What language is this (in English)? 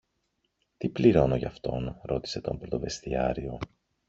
Greek